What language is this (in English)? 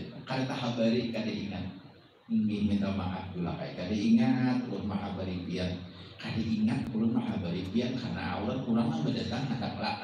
Indonesian